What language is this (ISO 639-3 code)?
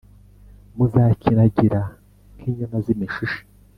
kin